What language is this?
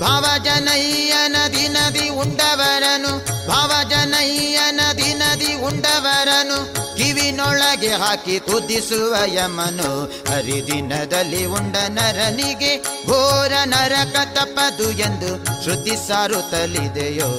Kannada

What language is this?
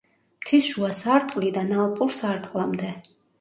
Georgian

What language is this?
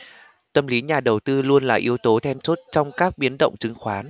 Vietnamese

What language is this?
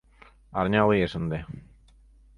Mari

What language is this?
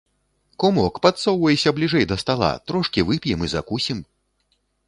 Belarusian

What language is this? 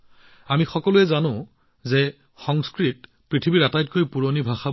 Assamese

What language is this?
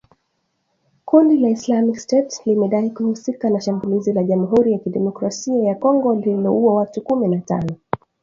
Swahili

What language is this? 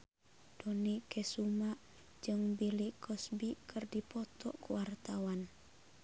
Sundanese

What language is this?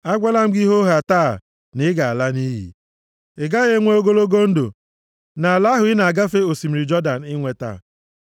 Igbo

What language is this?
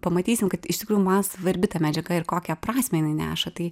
Lithuanian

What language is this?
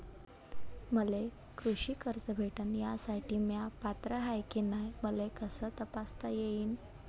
Marathi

